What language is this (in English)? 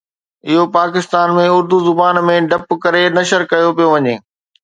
Sindhi